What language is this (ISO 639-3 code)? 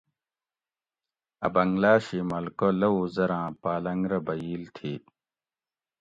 gwc